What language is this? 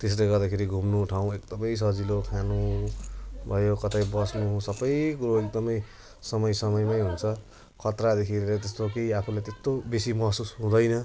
Nepali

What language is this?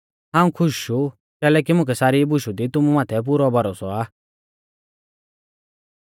Mahasu Pahari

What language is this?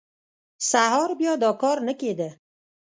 Pashto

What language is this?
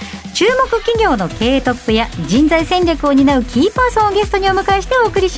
Japanese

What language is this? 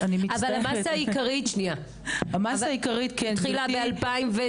Hebrew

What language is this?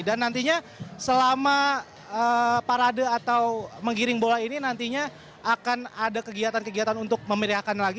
Indonesian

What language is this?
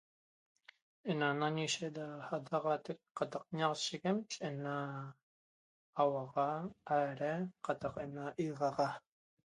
Toba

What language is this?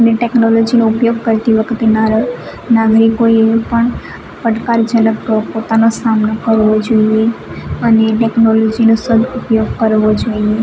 Gujarati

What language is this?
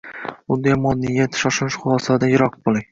Uzbek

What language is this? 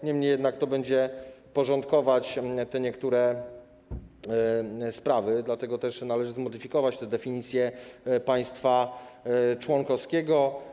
Polish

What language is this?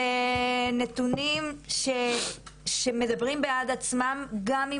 Hebrew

